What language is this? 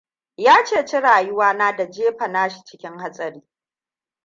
Hausa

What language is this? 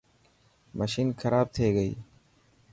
Dhatki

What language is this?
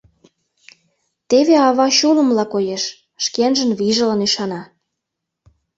Mari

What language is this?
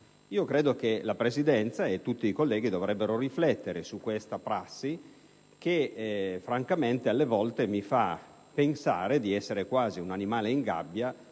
Italian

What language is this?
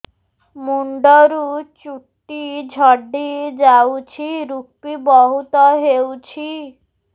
Odia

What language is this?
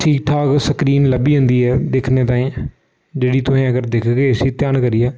Dogri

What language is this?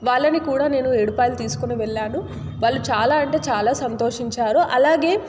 Telugu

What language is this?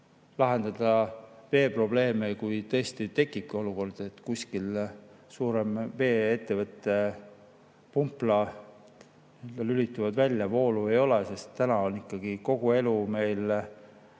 Estonian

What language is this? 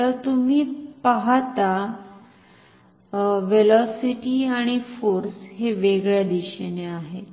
Marathi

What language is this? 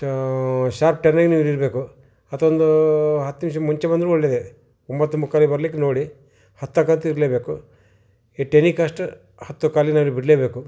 Kannada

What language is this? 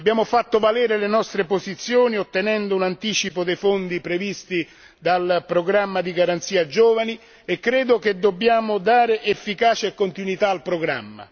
Italian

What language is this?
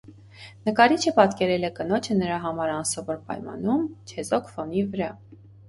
Armenian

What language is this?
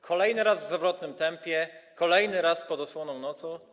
Polish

